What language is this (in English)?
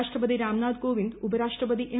Malayalam